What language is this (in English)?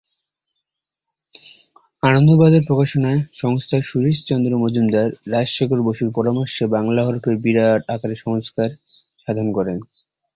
Bangla